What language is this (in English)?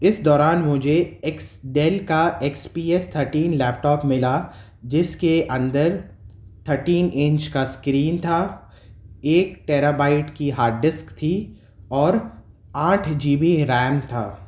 Urdu